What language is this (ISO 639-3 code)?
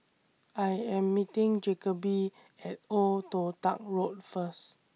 eng